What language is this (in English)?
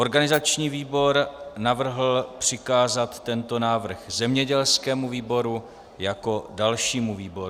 Czech